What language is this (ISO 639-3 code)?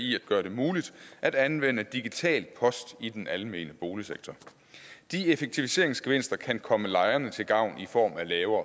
dan